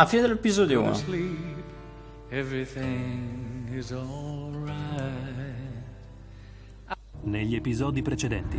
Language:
Italian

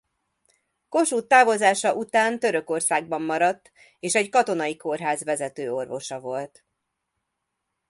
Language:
Hungarian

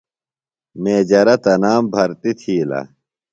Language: Phalura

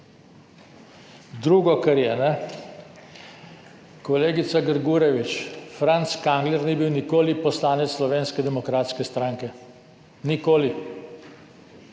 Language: Slovenian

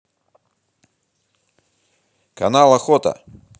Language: Russian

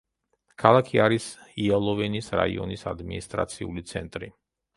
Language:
Georgian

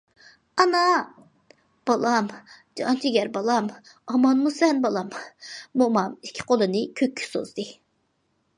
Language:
Uyghur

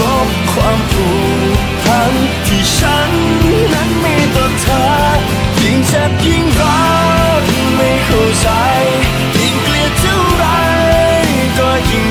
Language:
Thai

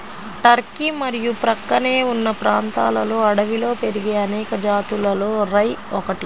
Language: Telugu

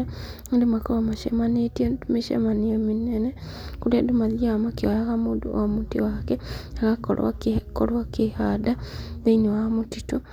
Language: Kikuyu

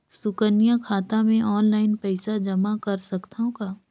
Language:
Chhattisgarhi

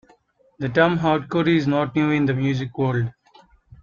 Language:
English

